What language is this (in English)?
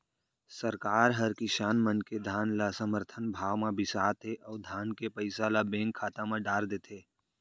Chhattisgarhi